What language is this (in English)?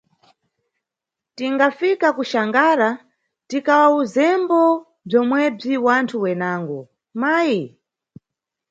Nyungwe